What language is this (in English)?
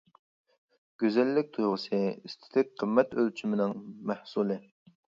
Uyghur